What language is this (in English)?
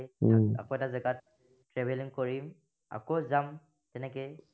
Assamese